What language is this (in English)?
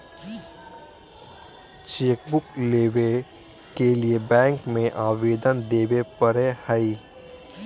Magahi